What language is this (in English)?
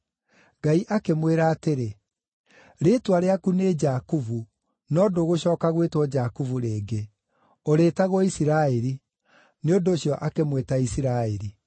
Kikuyu